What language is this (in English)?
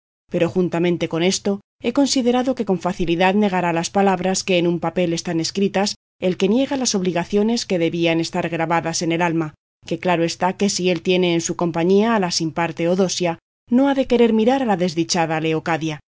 Spanish